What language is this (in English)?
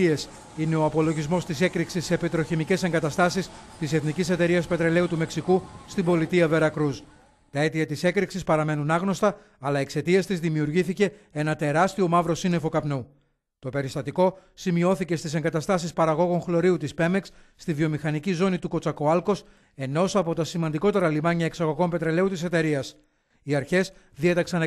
Greek